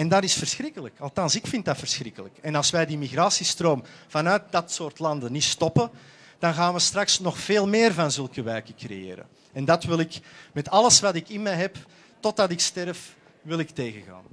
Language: Dutch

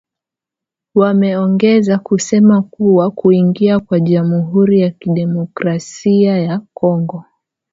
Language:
Swahili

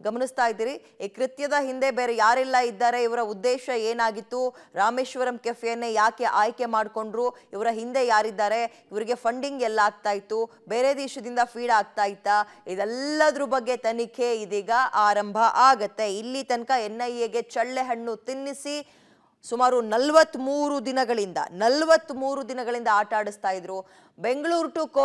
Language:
Kannada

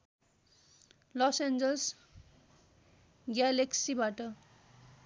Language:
Nepali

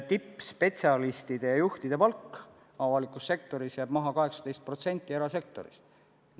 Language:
Estonian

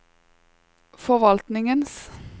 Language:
Norwegian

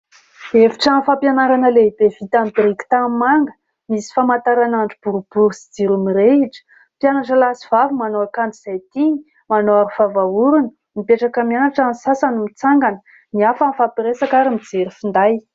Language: Malagasy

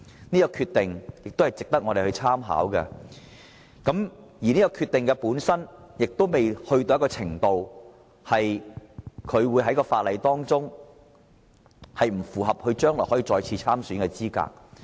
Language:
Cantonese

